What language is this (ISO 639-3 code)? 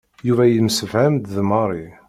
kab